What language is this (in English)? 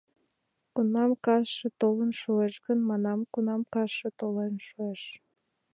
Mari